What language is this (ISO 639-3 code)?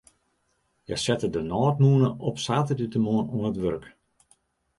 fry